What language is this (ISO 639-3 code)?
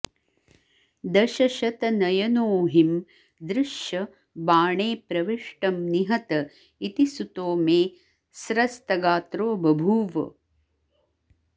san